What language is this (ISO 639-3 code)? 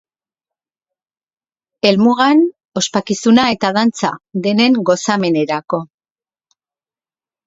eus